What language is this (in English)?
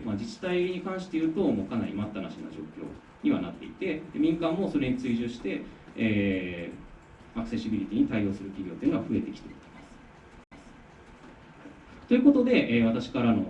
Japanese